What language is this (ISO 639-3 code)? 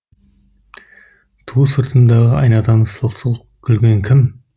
kaz